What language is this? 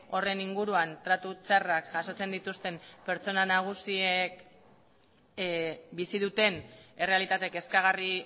Basque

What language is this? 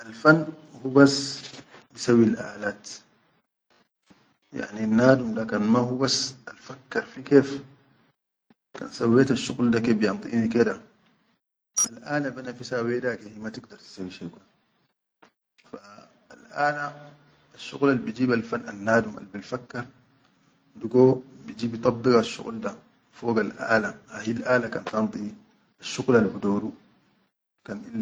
Chadian Arabic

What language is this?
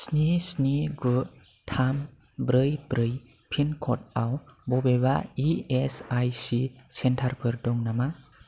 Bodo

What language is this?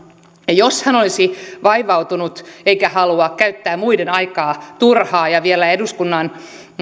Finnish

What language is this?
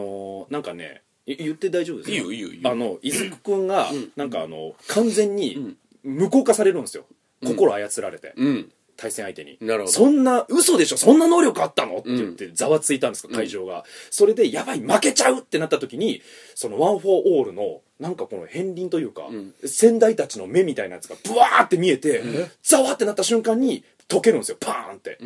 Japanese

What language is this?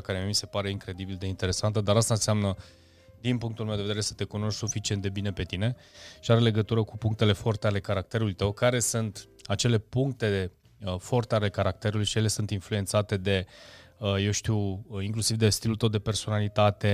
Romanian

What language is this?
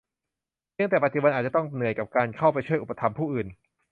Thai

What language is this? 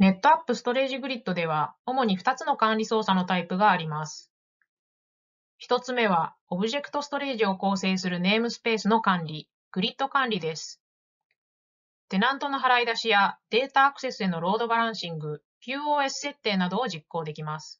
Japanese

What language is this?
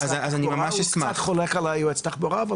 Hebrew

